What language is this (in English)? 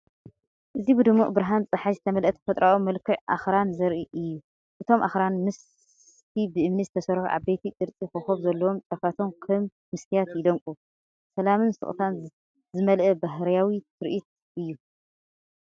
Tigrinya